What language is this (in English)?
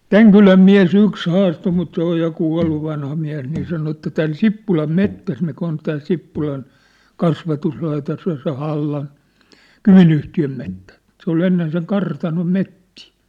Finnish